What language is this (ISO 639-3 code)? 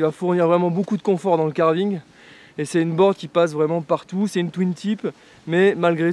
fra